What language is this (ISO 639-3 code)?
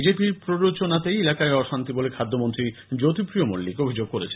ben